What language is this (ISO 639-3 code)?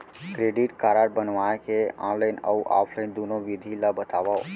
hne